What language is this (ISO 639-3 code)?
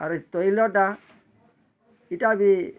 ori